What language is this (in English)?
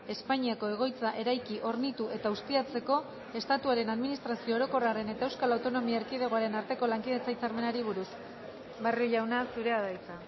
Basque